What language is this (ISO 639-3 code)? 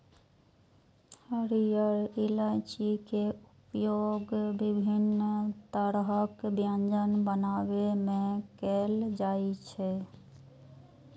mai